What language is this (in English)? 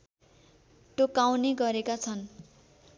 Nepali